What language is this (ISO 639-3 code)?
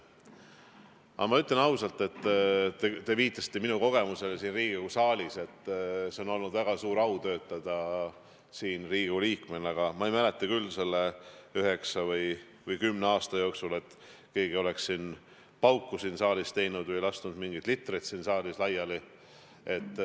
est